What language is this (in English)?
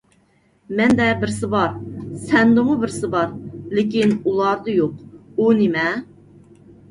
Uyghur